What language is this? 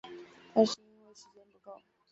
Chinese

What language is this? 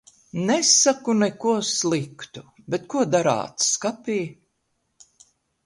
Latvian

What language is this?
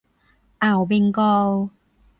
Thai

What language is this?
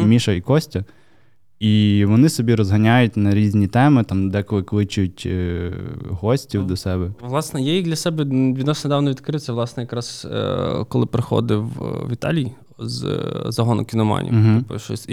Ukrainian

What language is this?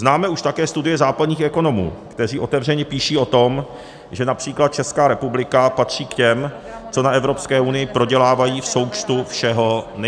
Czech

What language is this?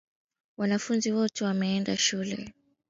Swahili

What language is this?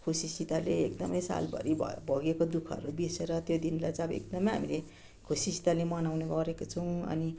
Nepali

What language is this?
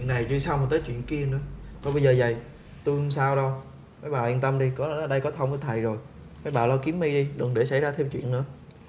Vietnamese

